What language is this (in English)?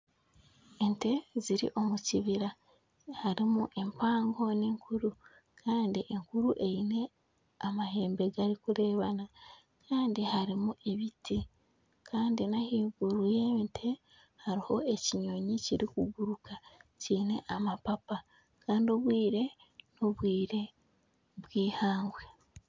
Nyankole